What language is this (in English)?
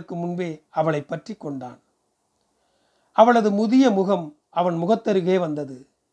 Tamil